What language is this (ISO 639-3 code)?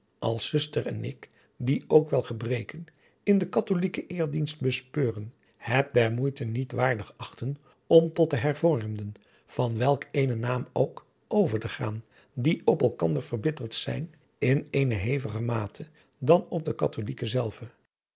nld